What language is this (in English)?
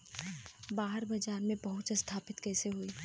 Bhojpuri